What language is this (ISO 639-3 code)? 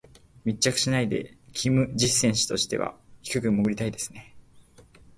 jpn